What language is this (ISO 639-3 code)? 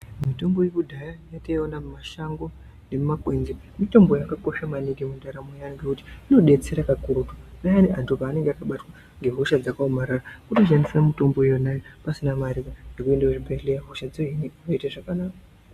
ndc